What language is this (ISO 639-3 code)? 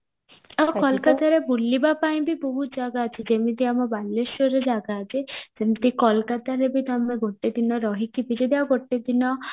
ori